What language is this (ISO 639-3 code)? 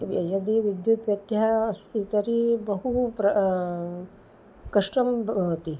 san